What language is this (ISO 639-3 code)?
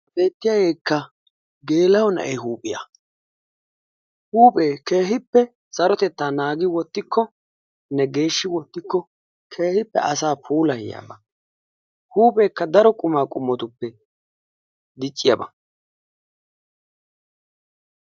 wal